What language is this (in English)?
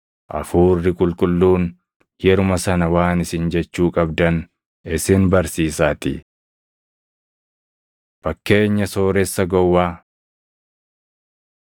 Oromo